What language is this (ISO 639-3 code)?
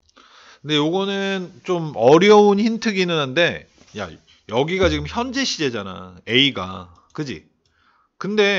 kor